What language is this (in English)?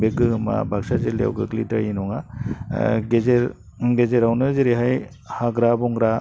Bodo